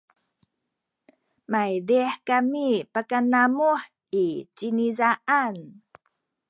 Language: Sakizaya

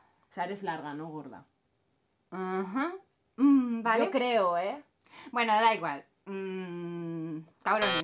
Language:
Spanish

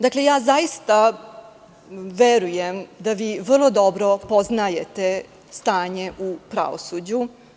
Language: Serbian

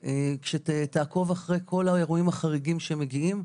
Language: Hebrew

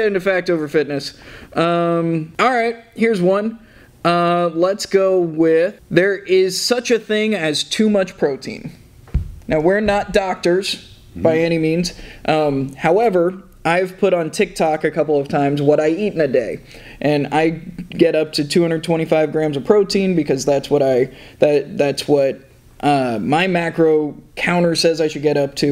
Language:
English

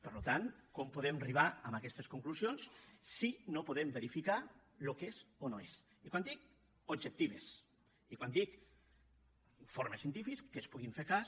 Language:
Catalan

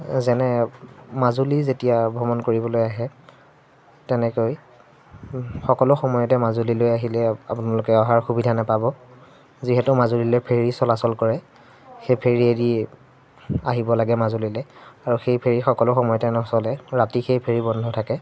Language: Assamese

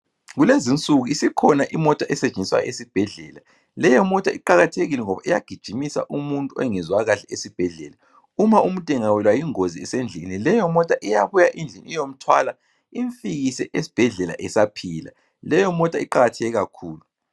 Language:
North Ndebele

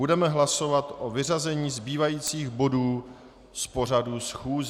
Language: Czech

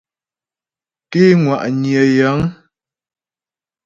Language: Ghomala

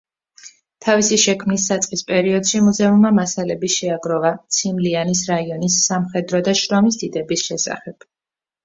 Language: Georgian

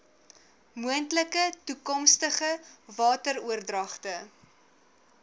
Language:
Afrikaans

